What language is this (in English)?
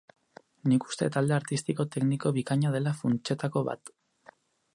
Basque